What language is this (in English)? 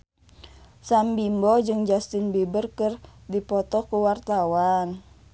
Sundanese